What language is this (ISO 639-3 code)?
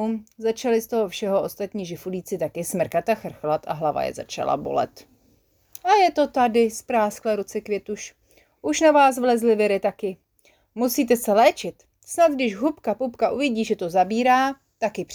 ces